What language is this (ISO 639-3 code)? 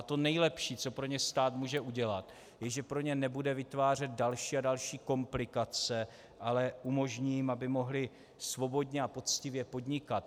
ces